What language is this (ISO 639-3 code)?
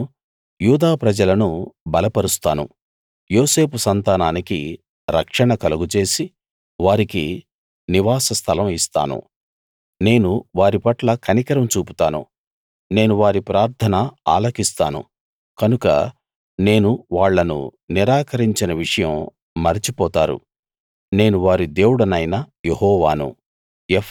tel